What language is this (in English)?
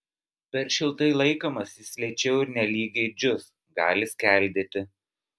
Lithuanian